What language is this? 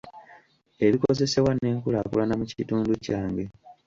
Ganda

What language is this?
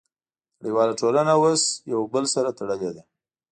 Pashto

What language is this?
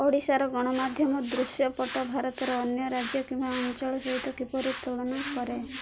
Odia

